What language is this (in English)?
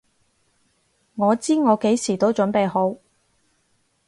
Cantonese